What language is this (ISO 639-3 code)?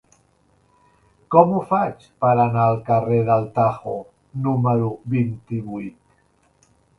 cat